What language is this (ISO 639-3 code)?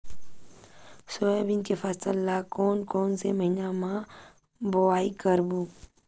hne